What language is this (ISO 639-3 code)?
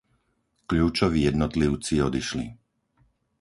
slk